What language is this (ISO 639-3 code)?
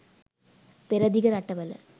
sin